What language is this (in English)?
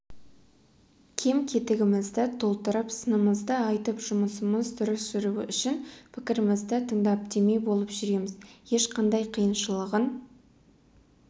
Kazakh